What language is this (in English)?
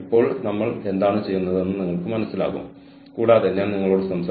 Malayalam